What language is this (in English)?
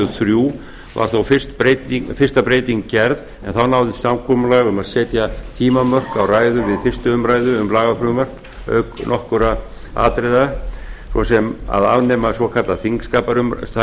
Icelandic